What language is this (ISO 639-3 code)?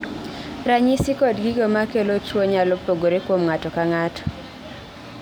luo